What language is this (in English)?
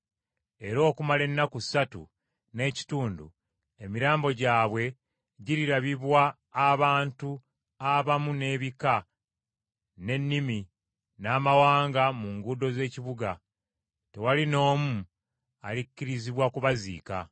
Ganda